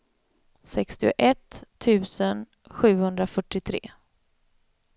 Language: Swedish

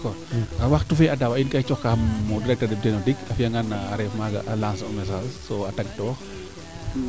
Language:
Serer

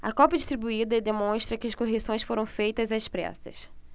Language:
Portuguese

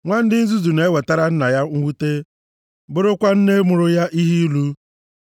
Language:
Igbo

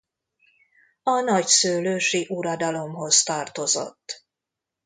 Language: Hungarian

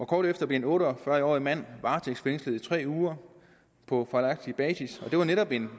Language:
Danish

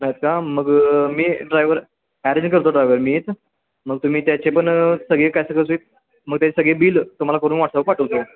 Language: Marathi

